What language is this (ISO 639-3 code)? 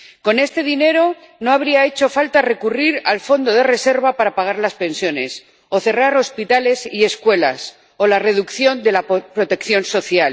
spa